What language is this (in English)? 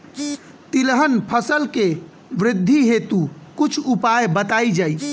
Bhojpuri